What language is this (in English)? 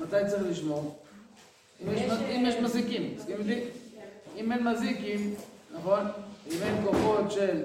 Hebrew